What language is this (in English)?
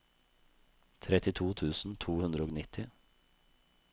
Norwegian